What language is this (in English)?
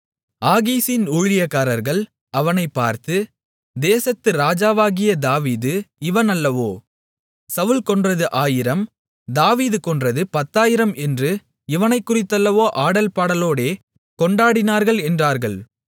Tamil